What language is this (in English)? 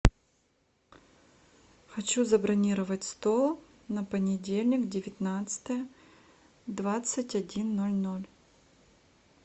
Russian